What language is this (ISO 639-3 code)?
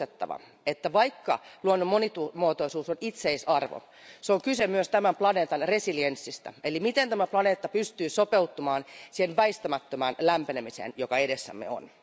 fin